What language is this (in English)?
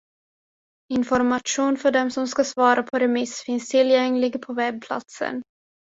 Swedish